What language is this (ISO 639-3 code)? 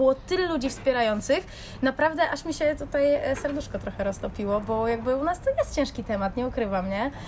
pol